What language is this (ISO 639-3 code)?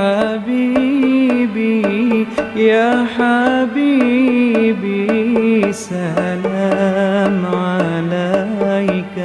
ara